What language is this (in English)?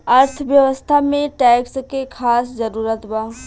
Bhojpuri